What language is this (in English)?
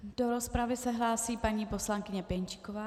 Czech